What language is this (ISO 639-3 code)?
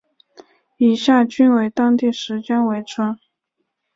zho